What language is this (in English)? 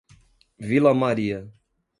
Portuguese